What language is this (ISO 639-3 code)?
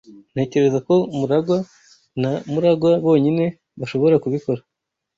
kin